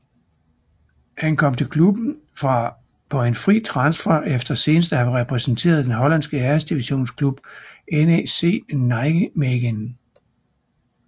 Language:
Danish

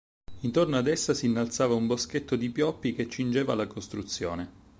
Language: Italian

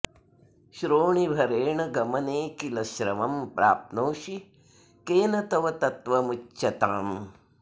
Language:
Sanskrit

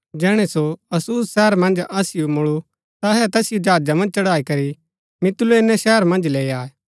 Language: Gaddi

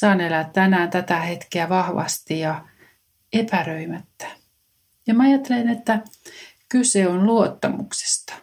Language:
Finnish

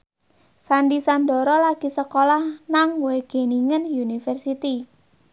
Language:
Javanese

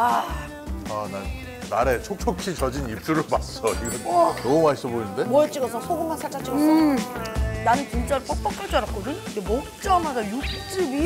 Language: Korean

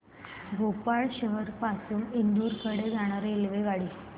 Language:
Marathi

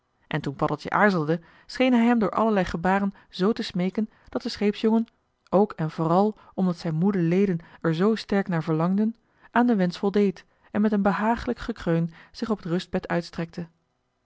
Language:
Dutch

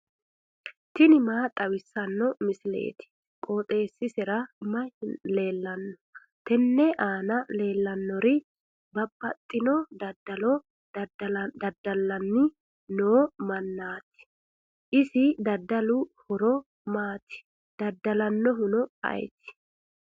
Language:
Sidamo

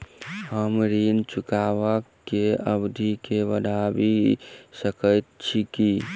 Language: Maithili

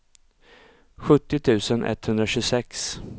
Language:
Swedish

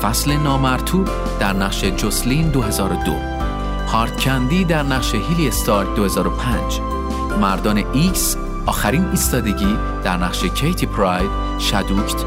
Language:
Persian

